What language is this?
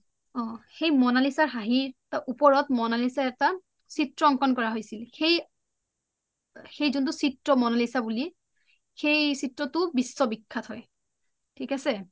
Assamese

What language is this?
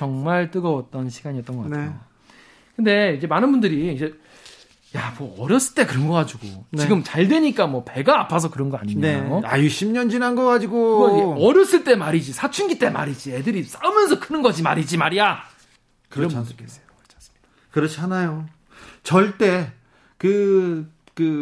Korean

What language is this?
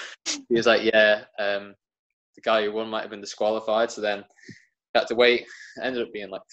English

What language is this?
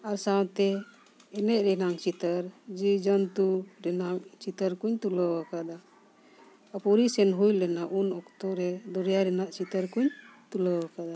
Santali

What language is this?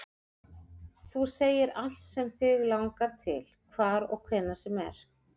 Icelandic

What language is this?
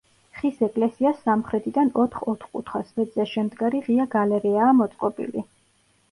Georgian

